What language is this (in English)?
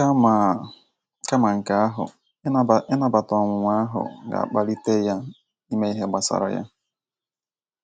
Igbo